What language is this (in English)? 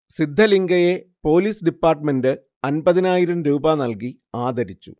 Malayalam